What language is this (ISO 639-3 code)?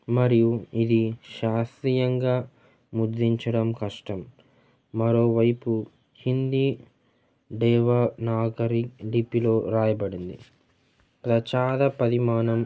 tel